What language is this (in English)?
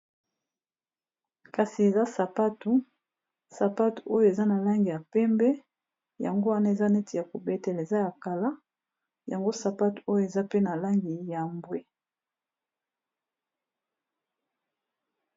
Lingala